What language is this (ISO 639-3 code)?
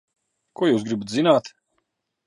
lav